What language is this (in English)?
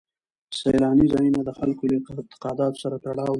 Pashto